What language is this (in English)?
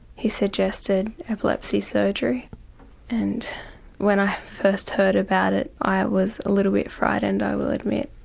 English